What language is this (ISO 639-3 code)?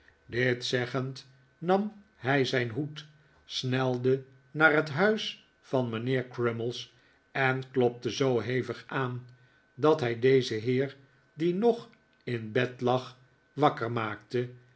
nld